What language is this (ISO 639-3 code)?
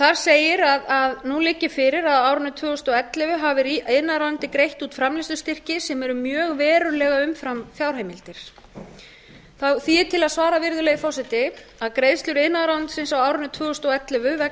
isl